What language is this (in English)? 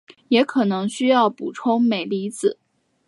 Chinese